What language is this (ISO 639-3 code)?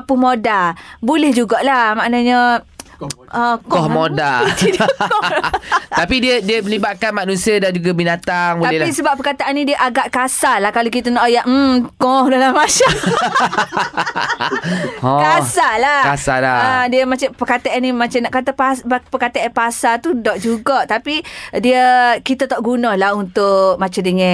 msa